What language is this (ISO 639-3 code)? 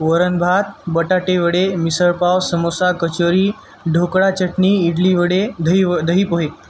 mar